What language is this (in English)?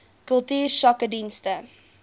Afrikaans